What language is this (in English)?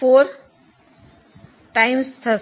Gujarati